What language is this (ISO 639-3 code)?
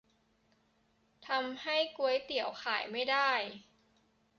tha